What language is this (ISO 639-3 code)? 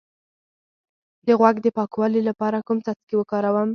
pus